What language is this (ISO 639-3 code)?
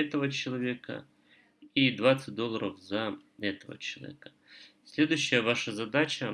rus